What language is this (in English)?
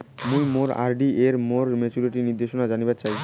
Bangla